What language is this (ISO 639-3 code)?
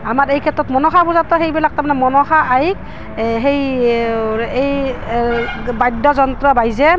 asm